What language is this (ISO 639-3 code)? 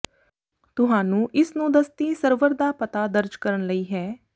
pan